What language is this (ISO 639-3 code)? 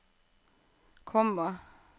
nor